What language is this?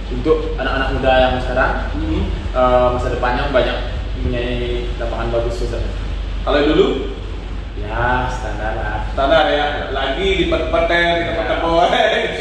Indonesian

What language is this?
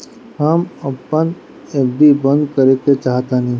Bhojpuri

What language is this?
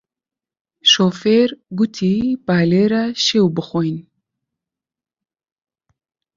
Central Kurdish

